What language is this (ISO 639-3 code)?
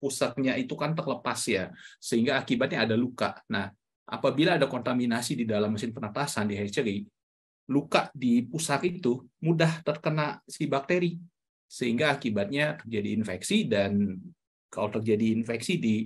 ind